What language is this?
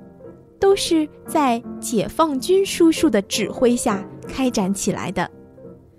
Chinese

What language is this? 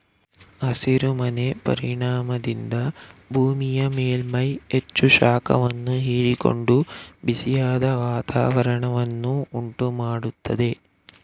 Kannada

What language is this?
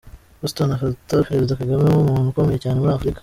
Kinyarwanda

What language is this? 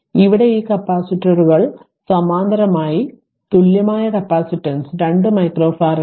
Malayalam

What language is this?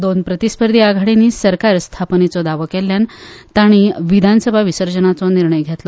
Konkani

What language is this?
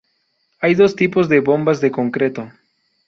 Spanish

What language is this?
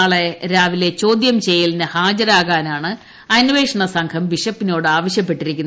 Malayalam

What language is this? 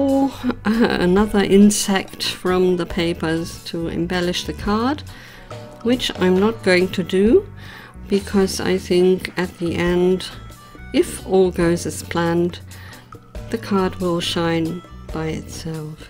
English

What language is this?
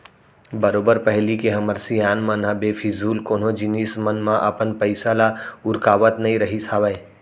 Chhattisgarhi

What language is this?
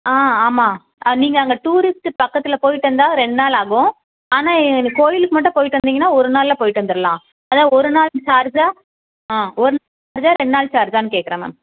Tamil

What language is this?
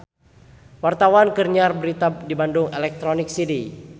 Sundanese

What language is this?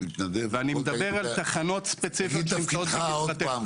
Hebrew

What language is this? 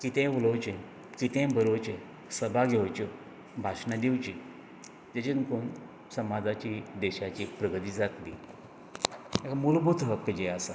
Konkani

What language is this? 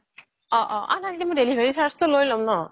Assamese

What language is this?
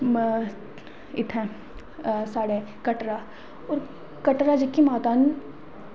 Dogri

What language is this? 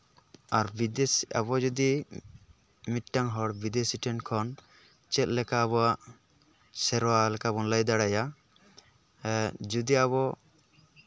Santali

